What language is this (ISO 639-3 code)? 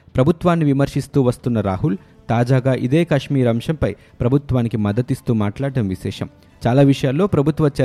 tel